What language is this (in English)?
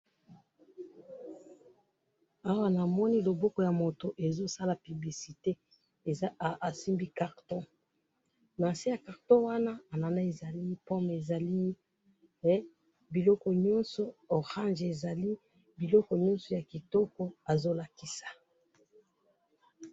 Lingala